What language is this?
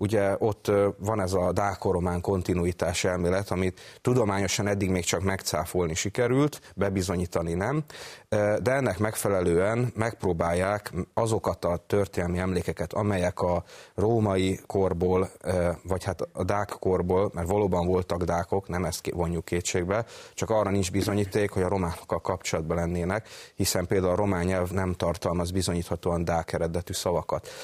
Hungarian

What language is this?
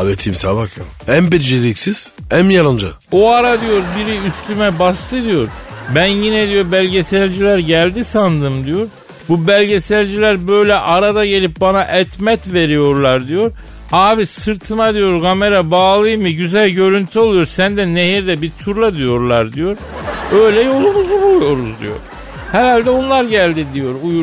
Turkish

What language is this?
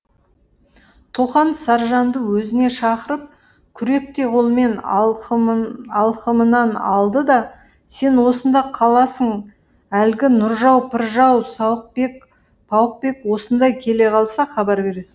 Kazakh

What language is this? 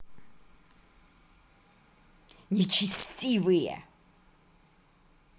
Russian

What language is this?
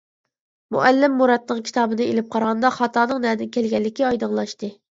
Uyghur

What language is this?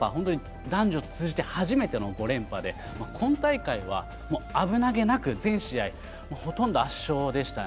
Japanese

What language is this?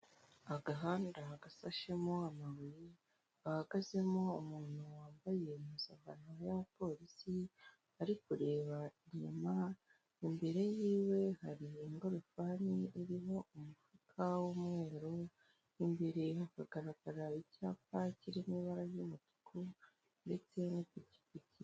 Kinyarwanda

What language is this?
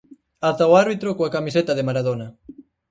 Galician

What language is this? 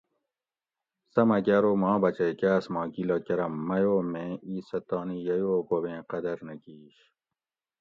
Gawri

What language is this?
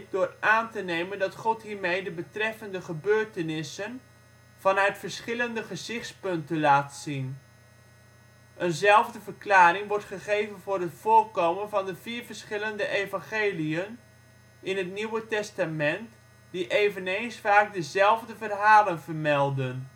Dutch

